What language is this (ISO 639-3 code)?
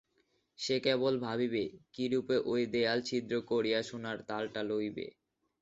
ben